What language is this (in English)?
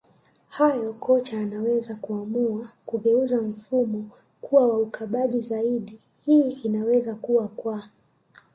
Swahili